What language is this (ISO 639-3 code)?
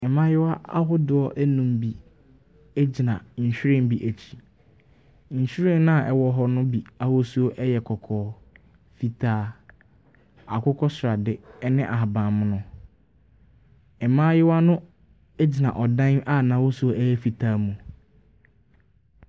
aka